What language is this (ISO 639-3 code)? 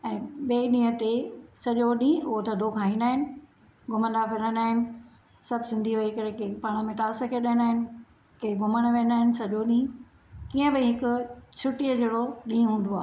snd